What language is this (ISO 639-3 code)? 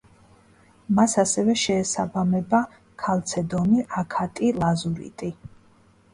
kat